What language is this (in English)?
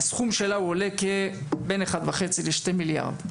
Hebrew